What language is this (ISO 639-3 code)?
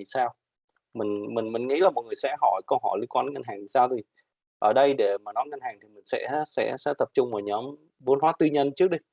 vie